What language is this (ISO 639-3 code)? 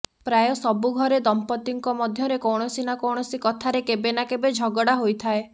ori